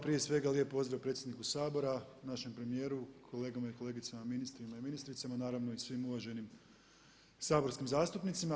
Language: Croatian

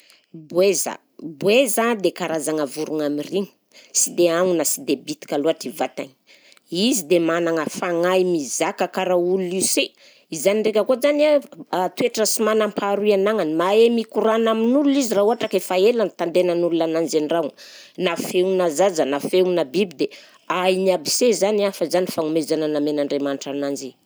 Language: Southern Betsimisaraka Malagasy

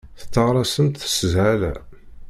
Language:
Kabyle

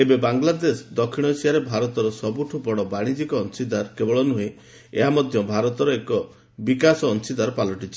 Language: Odia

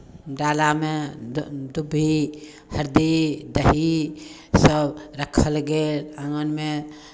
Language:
Maithili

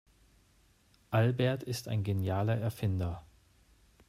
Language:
German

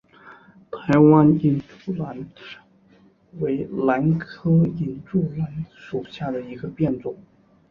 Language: Chinese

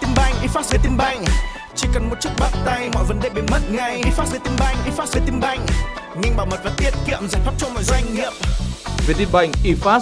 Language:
Vietnamese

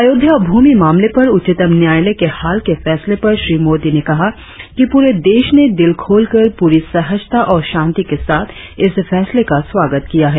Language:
Hindi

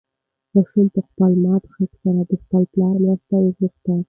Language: Pashto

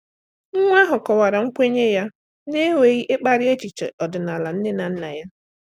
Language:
Igbo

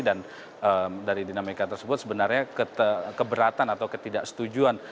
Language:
Indonesian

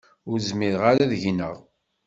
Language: Kabyle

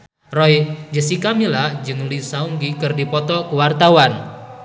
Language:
Sundanese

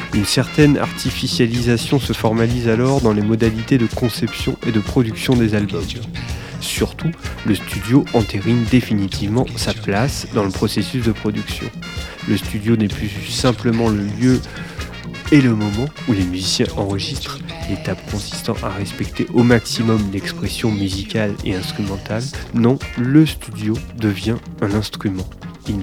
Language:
French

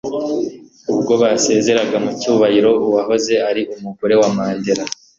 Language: Kinyarwanda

